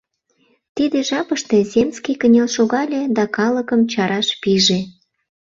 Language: Mari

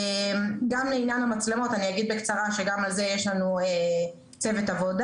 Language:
Hebrew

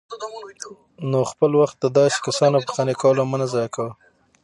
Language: Pashto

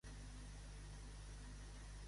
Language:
Catalan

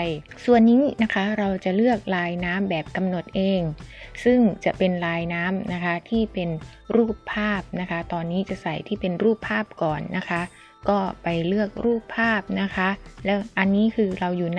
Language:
Thai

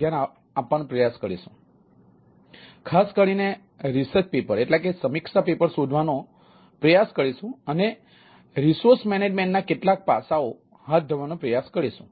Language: Gujarati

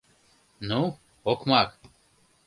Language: Mari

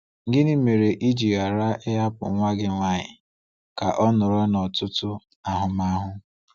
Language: Igbo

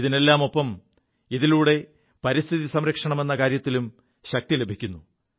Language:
Malayalam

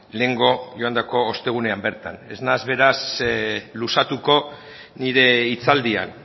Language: Basque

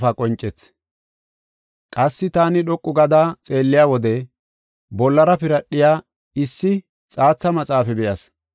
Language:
Gofa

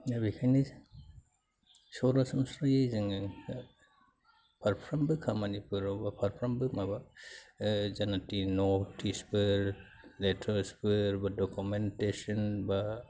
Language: Bodo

